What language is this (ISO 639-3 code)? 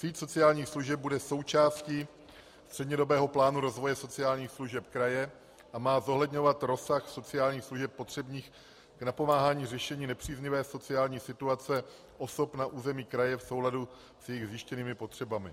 ces